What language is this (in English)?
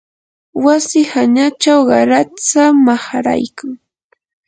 Yanahuanca Pasco Quechua